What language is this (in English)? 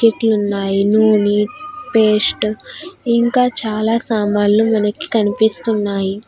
Telugu